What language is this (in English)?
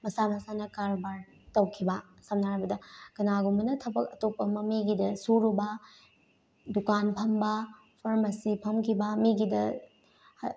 Manipuri